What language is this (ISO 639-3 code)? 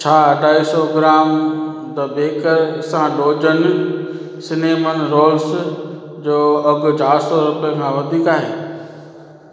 snd